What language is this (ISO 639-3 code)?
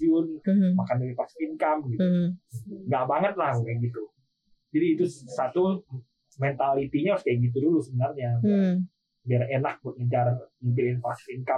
ind